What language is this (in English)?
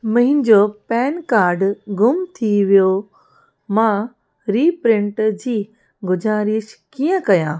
Sindhi